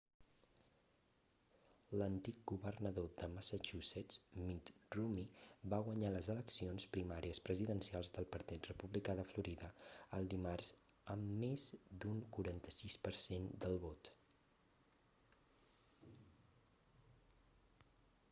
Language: Catalan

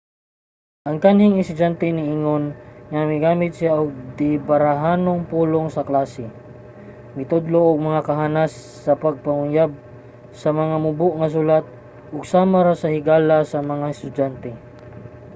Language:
Cebuano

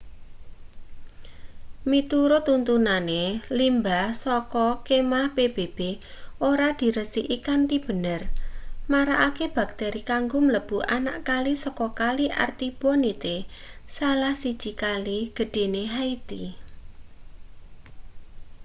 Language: Javanese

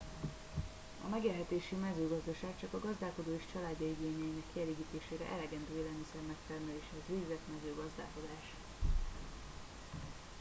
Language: Hungarian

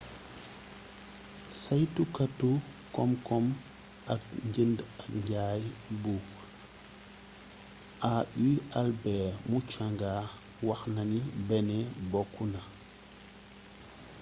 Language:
Wolof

